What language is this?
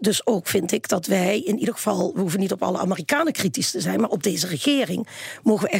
Dutch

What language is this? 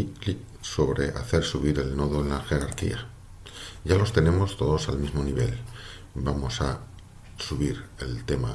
Spanish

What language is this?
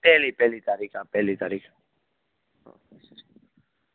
Gujarati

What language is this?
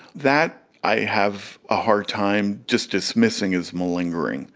English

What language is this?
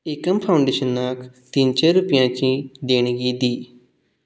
Konkani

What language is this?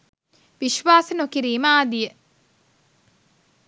Sinhala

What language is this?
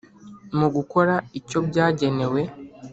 Kinyarwanda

